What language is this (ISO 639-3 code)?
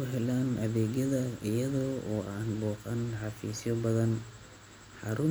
som